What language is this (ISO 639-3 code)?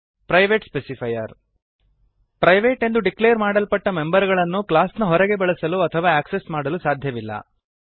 kan